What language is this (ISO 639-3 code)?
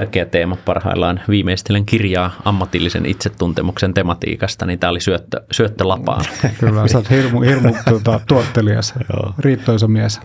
fin